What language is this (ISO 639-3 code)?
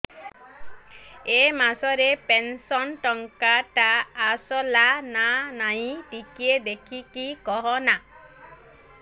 ori